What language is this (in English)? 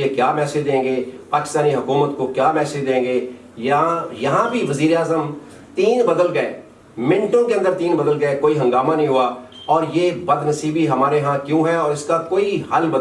Urdu